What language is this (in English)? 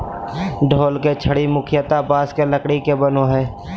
Magahi